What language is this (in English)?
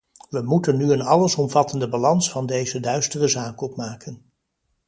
Dutch